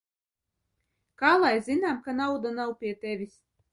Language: Latvian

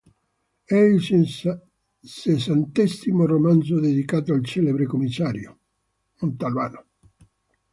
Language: Italian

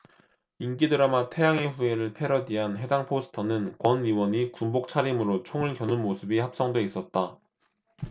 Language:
Korean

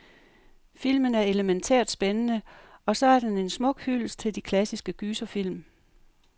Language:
Danish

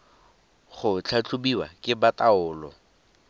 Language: Tswana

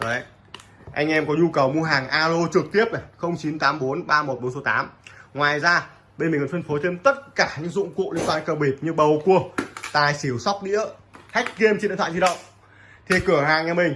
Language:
Vietnamese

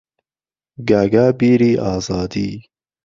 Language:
Central Kurdish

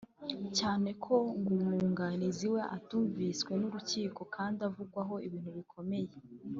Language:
Kinyarwanda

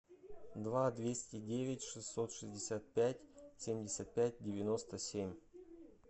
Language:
Russian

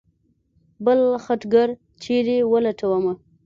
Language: Pashto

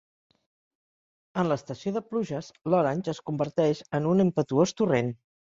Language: Catalan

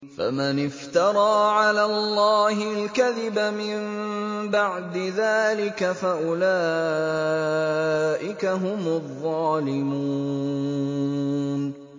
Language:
Arabic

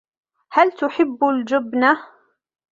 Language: Arabic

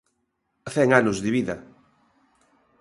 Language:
Galician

